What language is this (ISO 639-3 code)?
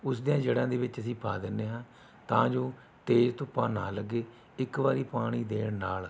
pan